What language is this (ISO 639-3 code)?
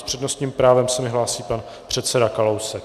ces